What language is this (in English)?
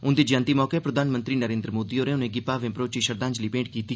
Dogri